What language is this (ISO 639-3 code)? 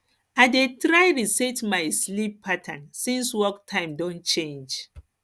pcm